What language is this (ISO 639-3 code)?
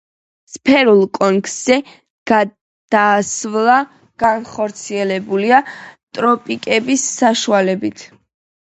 kat